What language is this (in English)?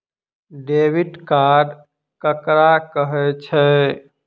Maithili